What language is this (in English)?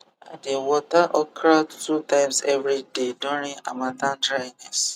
Nigerian Pidgin